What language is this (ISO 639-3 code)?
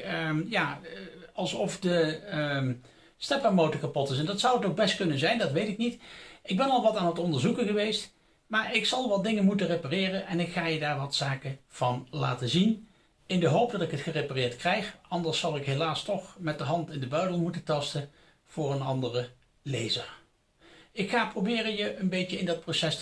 nld